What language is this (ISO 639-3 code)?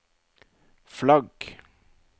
nor